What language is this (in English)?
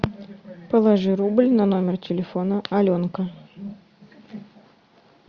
Russian